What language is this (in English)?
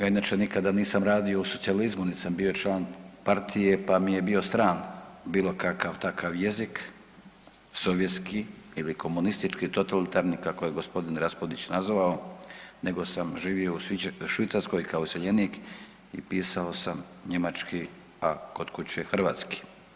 Croatian